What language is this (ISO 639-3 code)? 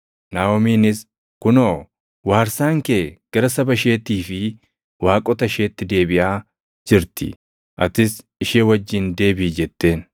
orm